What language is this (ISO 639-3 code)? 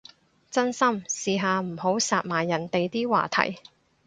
yue